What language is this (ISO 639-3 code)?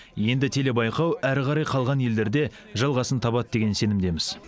kaz